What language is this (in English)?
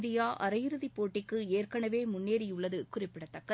Tamil